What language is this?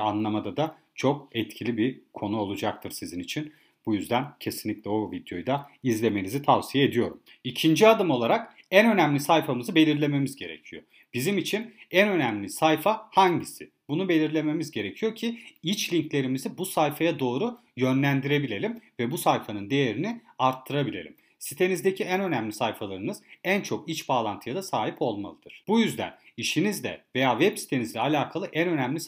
Turkish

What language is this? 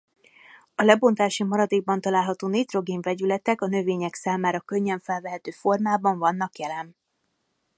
Hungarian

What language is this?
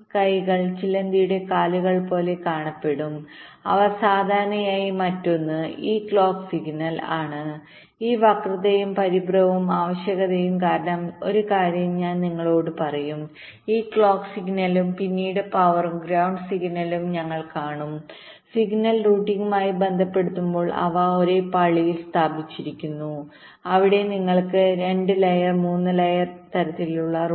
Malayalam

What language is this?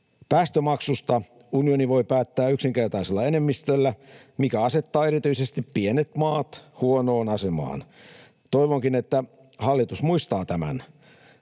Finnish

